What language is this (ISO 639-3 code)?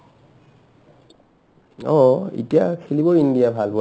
asm